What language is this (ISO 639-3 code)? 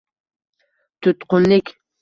uzb